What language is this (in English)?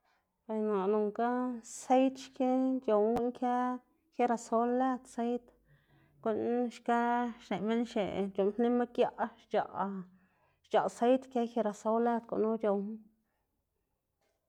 Xanaguía Zapotec